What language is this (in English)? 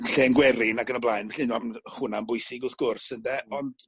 Welsh